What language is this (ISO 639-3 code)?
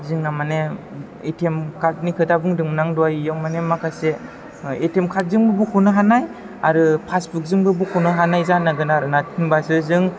brx